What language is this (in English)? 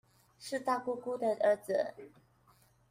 Chinese